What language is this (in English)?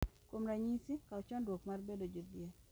Luo (Kenya and Tanzania)